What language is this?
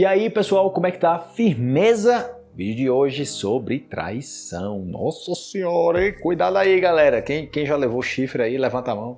Portuguese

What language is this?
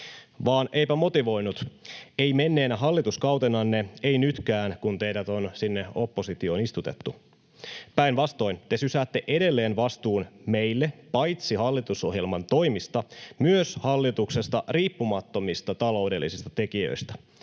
Finnish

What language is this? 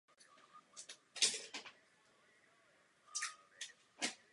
Czech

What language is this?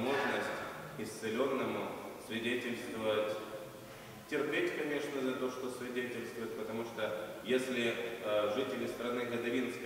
Russian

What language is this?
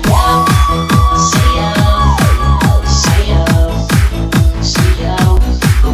Vietnamese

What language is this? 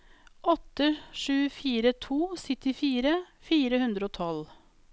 Norwegian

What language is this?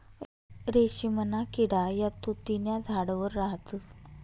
Marathi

